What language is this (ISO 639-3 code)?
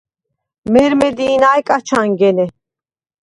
sva